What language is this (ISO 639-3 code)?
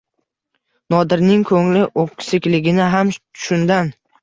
uzb